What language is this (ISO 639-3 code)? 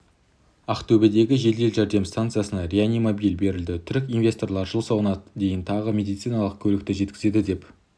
kaz